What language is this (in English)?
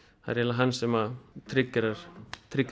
Icelandic